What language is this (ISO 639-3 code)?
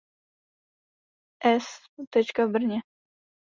ces